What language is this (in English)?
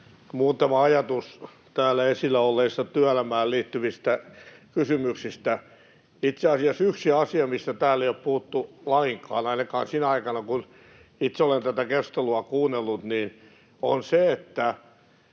Finnish